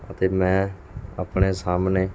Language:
Punjabi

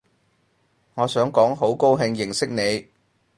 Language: Cantonese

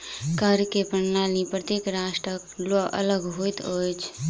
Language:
Maithili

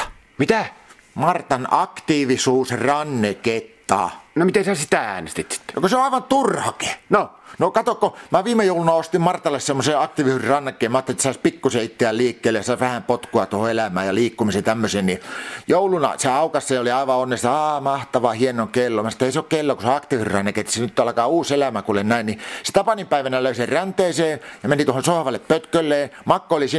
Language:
Finnish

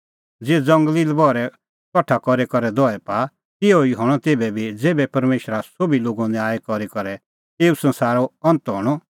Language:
Kullu Pahari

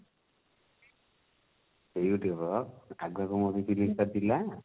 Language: Odia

